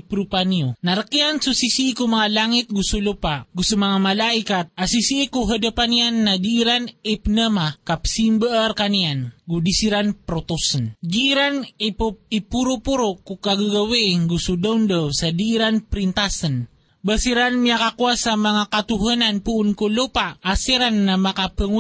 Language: Filipino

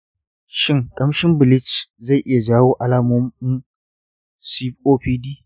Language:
Hausa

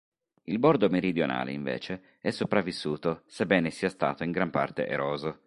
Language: Italian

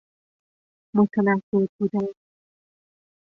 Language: Persian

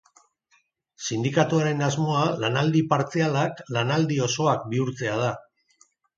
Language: Basque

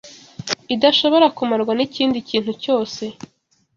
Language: Kinyarwanda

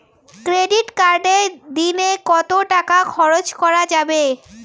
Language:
Bangla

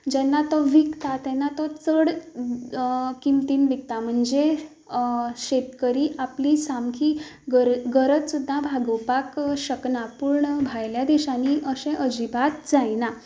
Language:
Konkani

